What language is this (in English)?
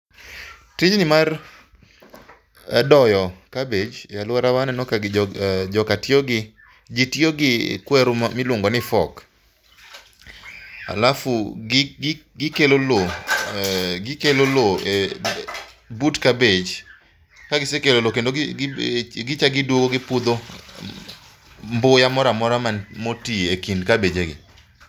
Luo (Kenya and Tanzania)